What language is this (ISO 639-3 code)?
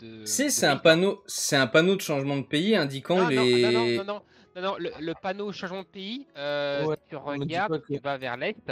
fra